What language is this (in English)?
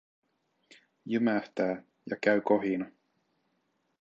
Finnish